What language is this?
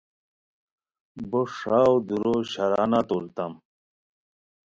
Khowar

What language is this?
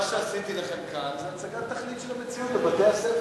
Hebrew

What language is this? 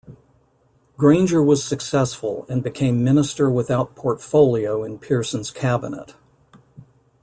English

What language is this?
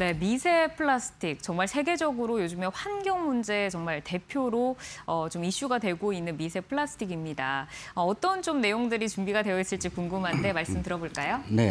Korean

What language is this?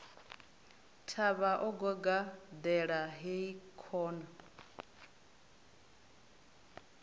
Venda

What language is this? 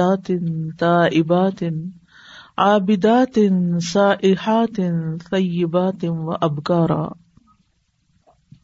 Urdu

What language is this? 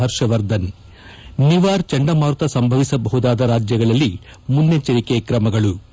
Kannada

